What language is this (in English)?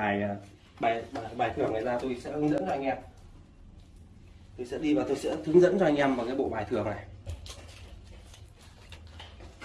Vietnamese